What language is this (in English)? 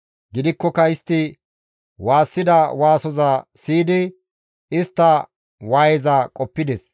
Gamo